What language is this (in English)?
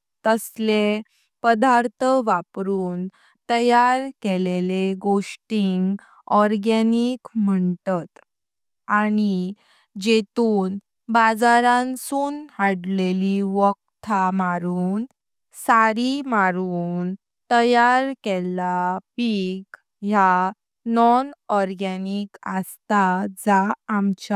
Konkani